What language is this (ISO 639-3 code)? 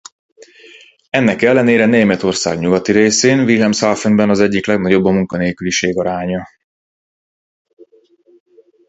hun